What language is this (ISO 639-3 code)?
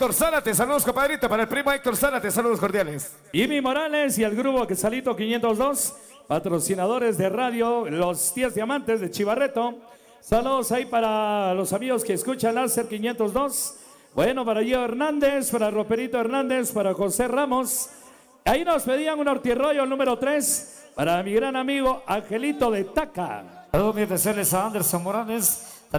spa